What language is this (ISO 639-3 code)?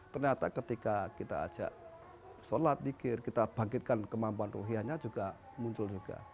ind